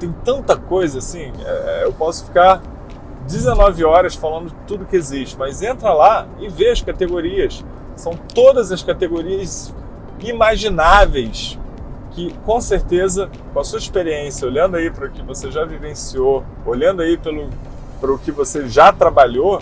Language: Portuguese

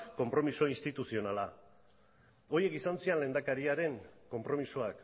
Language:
Basque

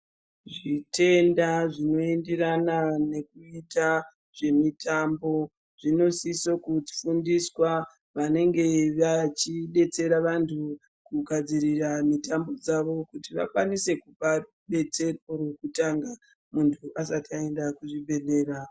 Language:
Ndau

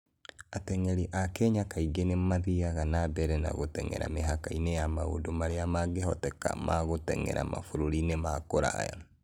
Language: Kikuyu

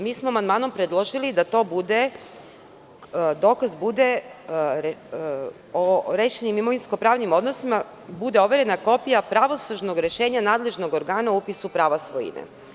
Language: Serbian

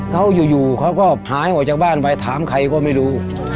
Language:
Thai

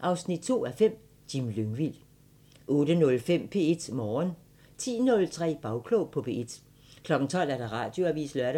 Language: Danish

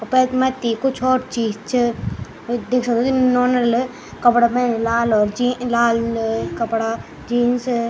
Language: Garhwali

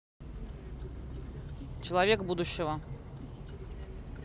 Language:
Russian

